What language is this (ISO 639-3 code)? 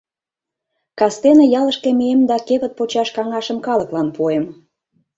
chm